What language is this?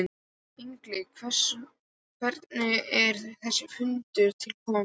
Icelandic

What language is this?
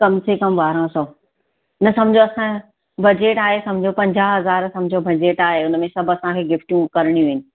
Sindhi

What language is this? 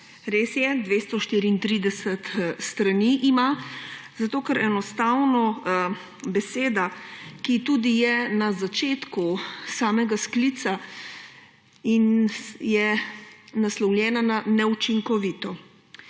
Slovenian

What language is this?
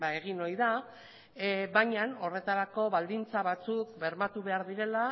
Basque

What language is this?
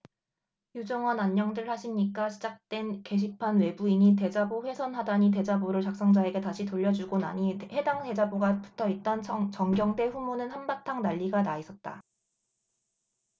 Korean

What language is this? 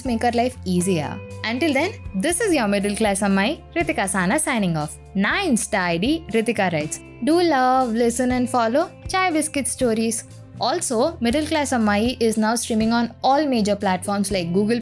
Telugu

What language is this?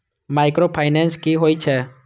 Maithili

